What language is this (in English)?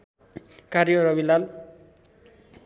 Nepali